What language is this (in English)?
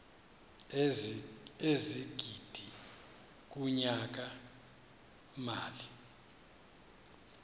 Xhosa